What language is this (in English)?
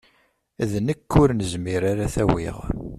Kabyle